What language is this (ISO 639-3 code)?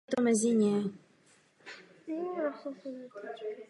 ces